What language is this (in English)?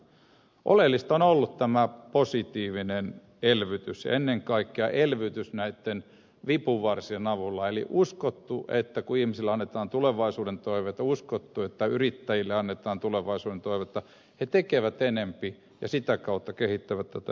Finnish